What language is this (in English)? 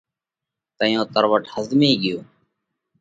Parkari Koli